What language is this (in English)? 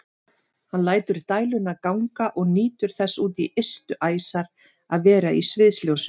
Icelandic